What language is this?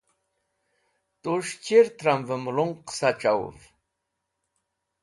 Wakhi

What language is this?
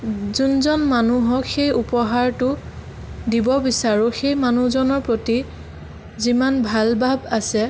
Assamese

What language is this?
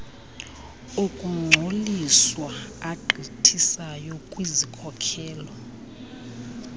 Xhosa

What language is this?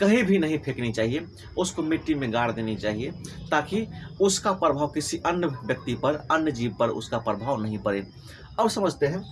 Hindi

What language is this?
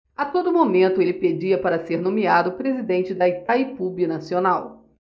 Portuguese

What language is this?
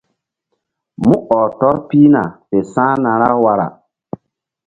Mbum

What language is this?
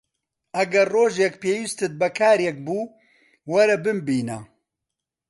Central Kurdish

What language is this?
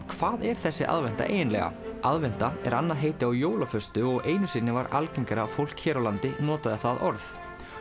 Icelandic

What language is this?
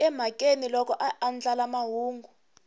Tsonga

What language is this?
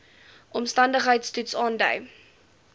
Afrikaans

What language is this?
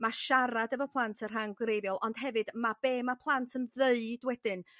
Welsh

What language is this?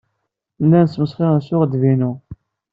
Kabyle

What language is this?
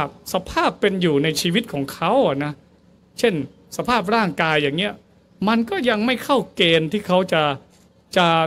Thai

